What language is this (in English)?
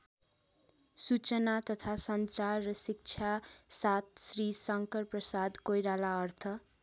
Nepali